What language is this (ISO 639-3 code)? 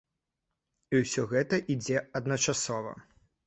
bel